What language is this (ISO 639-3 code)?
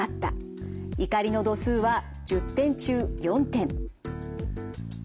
jpn